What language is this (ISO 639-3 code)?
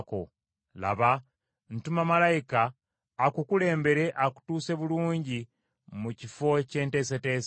lug